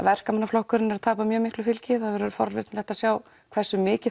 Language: Icelandic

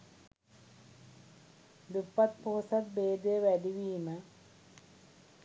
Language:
Sinhala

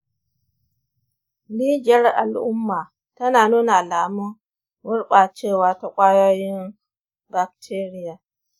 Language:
Hausa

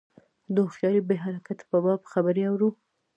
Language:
Pashto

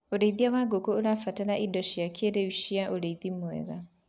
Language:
Kikuyu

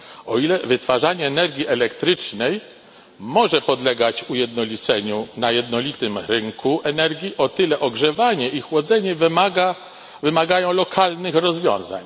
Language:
Polish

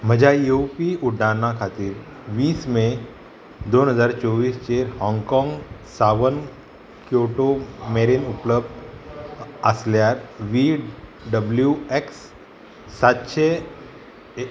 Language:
Konkani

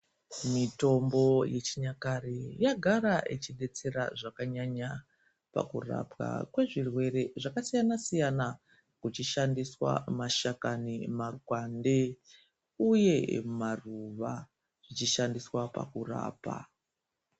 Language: Ndau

